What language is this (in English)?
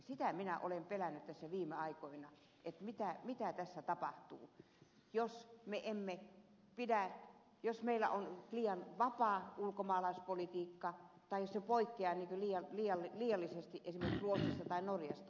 Finnish